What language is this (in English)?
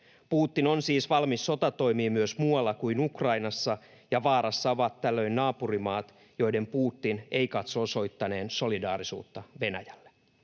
Finnish